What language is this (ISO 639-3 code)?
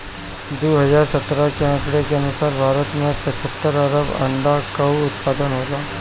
bho